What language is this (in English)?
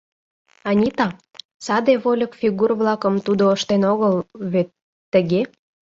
Mari